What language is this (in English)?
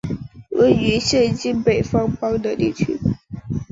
Chinese